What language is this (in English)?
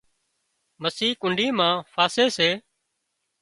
Wadiyara Koli